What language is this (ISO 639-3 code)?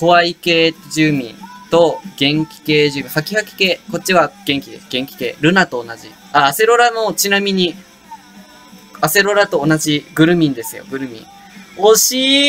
jpn